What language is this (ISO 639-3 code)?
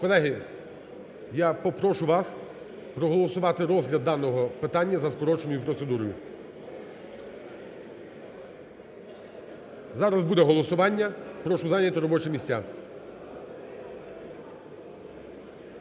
ukr